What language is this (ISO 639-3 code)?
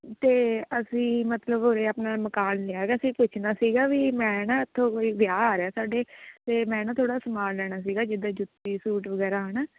pan